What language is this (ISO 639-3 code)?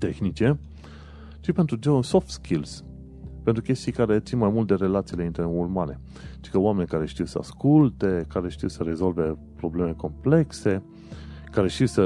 ron